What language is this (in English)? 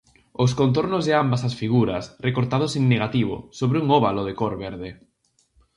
Galician